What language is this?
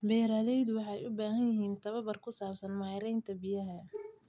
Somali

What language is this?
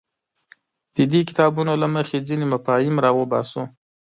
Pashto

